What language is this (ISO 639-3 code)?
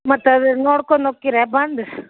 kan